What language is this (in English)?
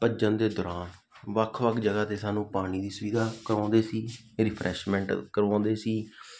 Punjabi